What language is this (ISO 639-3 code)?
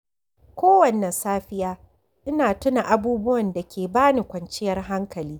hau